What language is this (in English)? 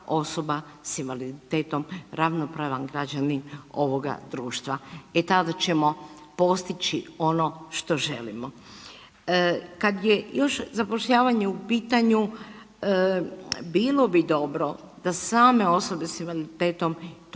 Croatian